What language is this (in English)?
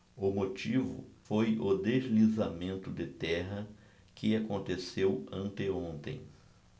Portuguese